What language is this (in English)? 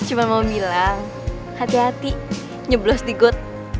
Indonesian